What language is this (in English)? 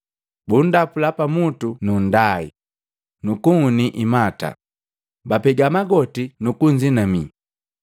Matengo